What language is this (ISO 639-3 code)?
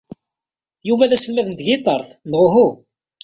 kab